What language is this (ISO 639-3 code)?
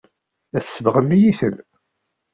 kab